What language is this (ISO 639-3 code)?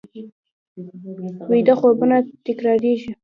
pus